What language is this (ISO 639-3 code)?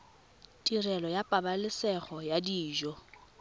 tsn